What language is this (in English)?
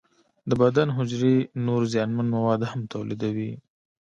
Pashto